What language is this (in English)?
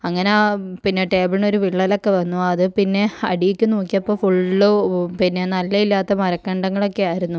Malayalam